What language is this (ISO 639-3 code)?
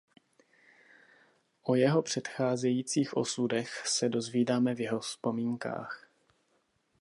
ces